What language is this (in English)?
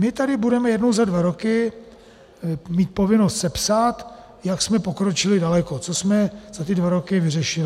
Czech